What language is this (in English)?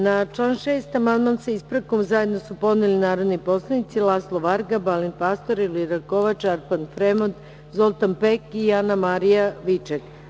Serbian